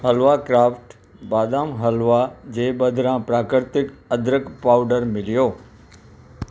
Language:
Sindhi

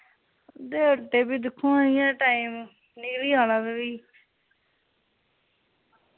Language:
Dogri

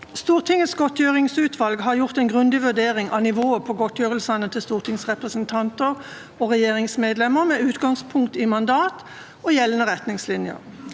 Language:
Norwegian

